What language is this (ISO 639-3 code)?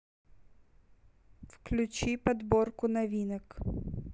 rus